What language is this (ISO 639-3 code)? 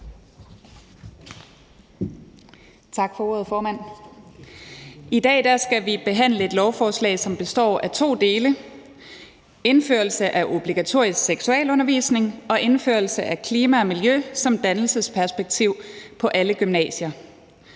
dan